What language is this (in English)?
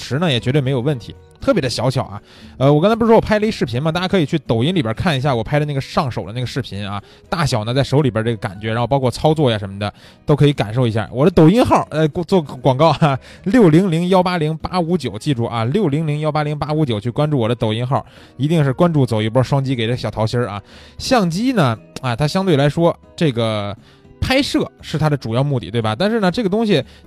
Chinese